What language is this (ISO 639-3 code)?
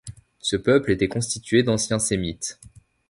fra